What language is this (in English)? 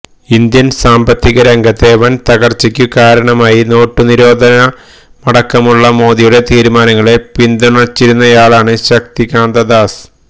Malayalam